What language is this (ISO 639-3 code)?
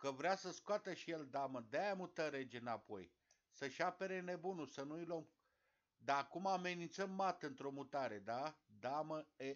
ron